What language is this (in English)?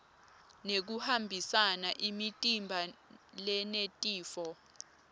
Swati